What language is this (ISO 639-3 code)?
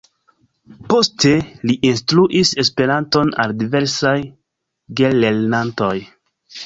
epo